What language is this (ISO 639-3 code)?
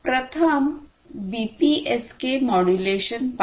mar